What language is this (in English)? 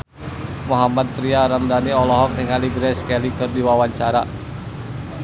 Sundanese